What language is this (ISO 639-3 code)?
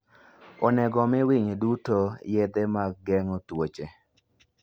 luo